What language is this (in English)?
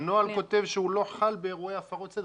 Hebrew